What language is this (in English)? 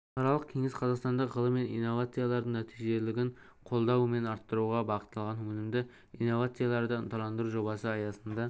Kazakh